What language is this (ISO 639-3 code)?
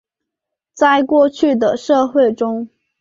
zho